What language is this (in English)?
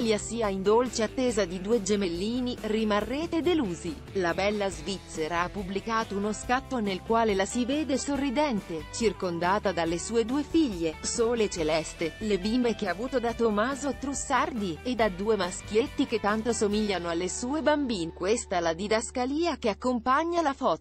Italian